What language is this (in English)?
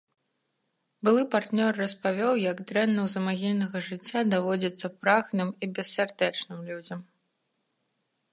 Belarusian